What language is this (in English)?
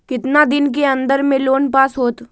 Magahi